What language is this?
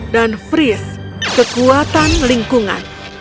Indonesian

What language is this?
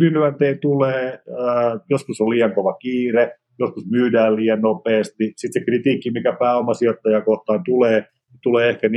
Finnish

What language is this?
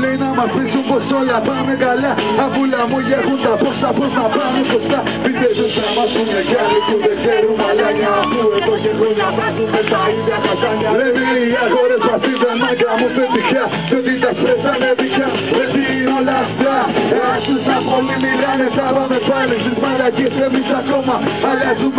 Arabic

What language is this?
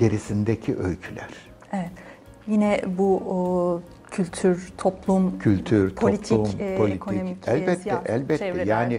Turkish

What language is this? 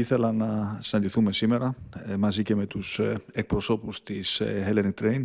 Greek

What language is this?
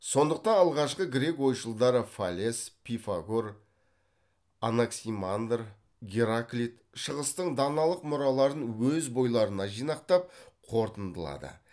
Kazakh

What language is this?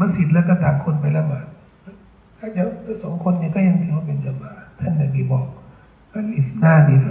Thai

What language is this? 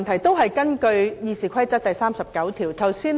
Cantonese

